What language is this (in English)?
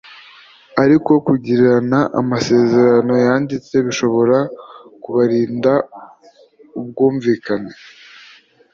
Kinyarwanda